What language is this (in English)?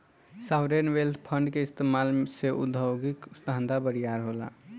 Bhojpuri